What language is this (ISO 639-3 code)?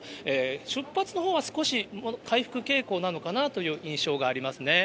jpn